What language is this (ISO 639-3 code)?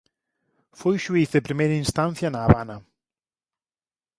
glg